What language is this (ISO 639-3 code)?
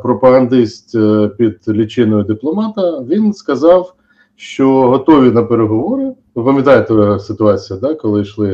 ukr